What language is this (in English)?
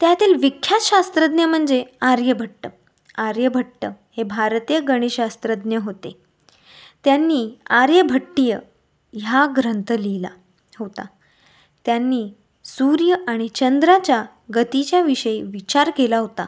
Marathi